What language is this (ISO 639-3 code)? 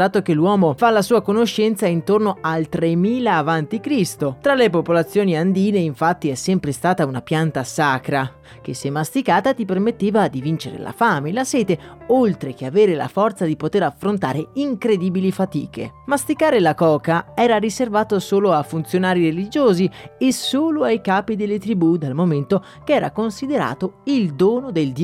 ita